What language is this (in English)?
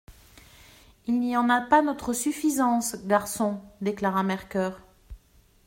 French